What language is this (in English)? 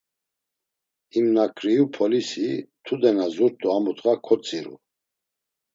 Laz